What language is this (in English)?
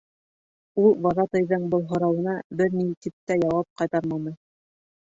Bashkir